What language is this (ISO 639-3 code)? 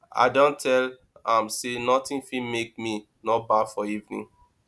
pcm